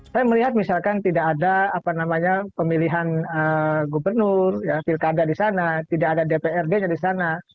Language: Indonesian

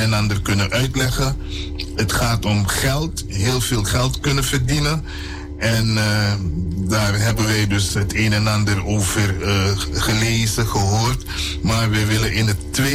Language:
Dutch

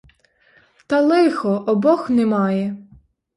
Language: Ukrainian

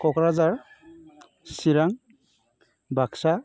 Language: Bodo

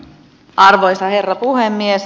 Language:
Finnish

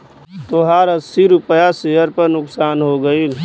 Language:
Bhojpuri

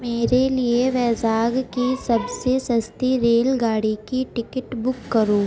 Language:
Urdu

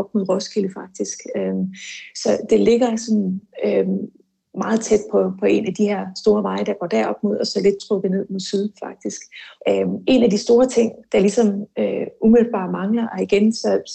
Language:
Danish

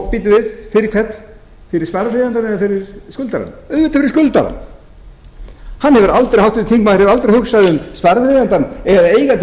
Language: Icelandic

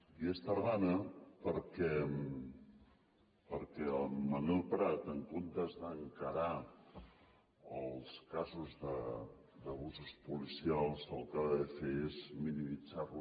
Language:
Catalan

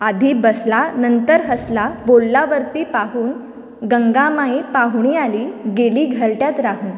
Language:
Konkani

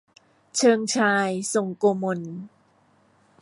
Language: Thai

